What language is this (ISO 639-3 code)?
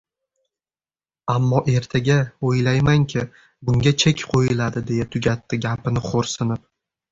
uzb